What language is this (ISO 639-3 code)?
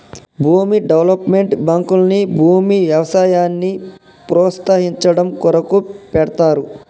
tel